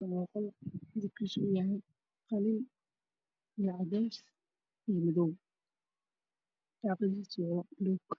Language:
Somali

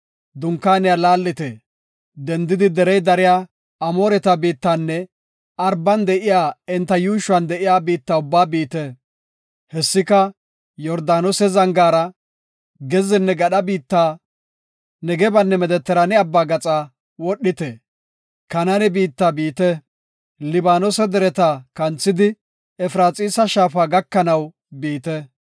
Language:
Gofa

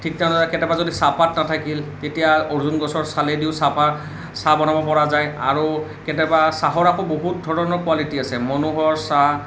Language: Assamese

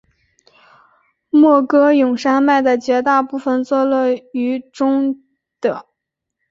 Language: Chinese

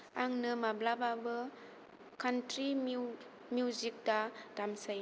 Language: Bodo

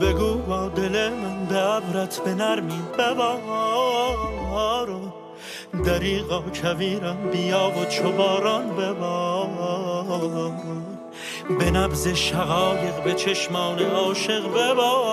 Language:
Persian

